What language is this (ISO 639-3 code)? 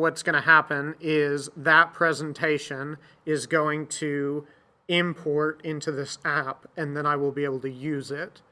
eng